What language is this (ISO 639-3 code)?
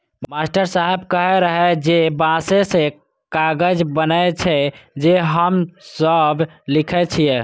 mai